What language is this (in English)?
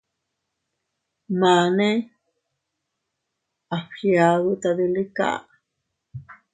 Teutila Cuicatec